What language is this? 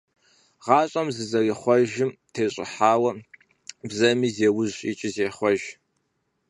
Kabardian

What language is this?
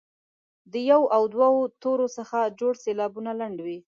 Pashto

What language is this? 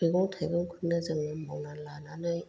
Bodo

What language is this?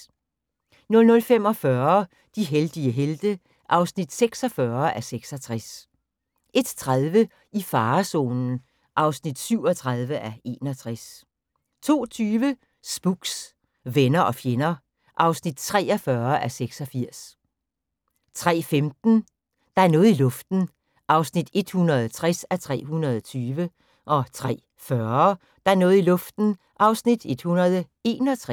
Danish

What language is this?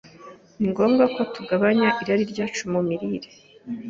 Kinyarwanda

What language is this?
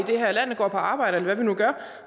Danish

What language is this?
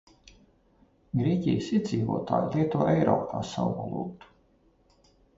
Latvian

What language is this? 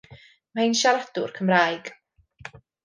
Welsh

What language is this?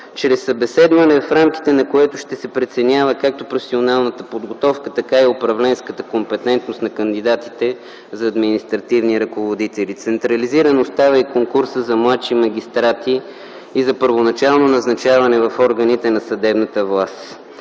Bulgarian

